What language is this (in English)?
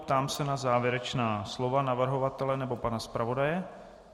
Czech